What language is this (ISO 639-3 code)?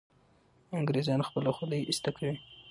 pus